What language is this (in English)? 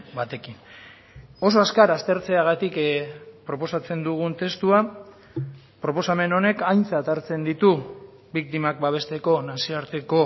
Basque